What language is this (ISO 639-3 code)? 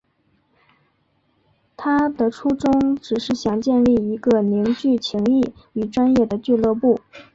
zho